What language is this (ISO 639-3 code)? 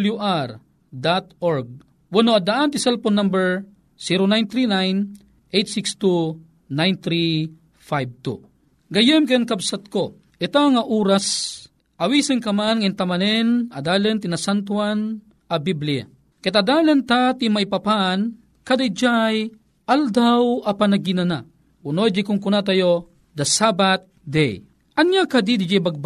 fil